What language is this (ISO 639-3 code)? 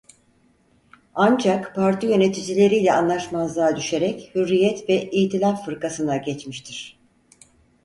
tur